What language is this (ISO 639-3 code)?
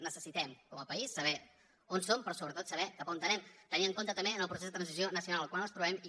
cat